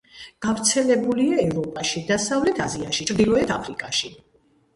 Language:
Georgian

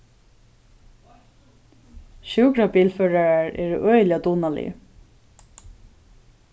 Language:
Faroese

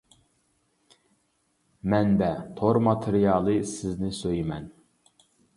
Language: Uyghur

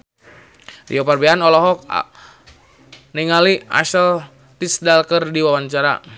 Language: Sundanese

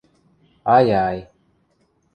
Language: Western Mari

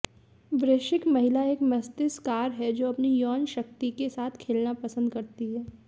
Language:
Hindi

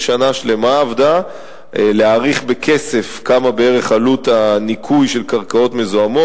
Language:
Hebrew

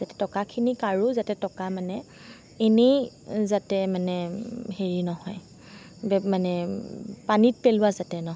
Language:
Assamese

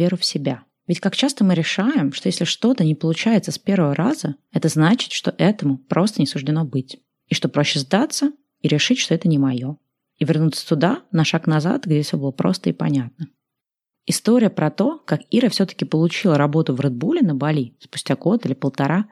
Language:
Russian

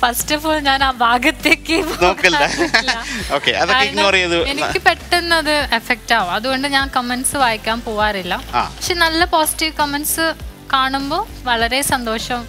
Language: Malayalam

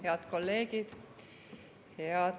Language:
Estonian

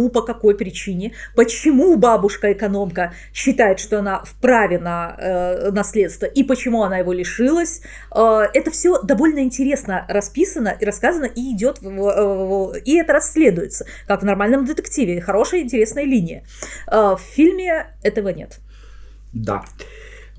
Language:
Russian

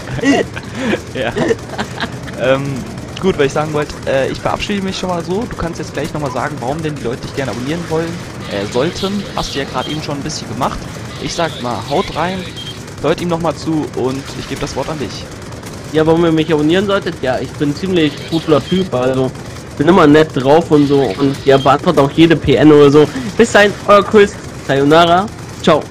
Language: German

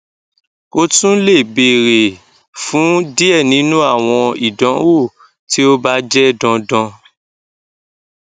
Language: Yoruba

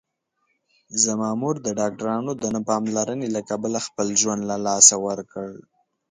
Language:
Pashto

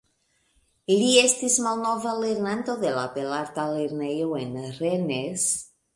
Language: Esperanto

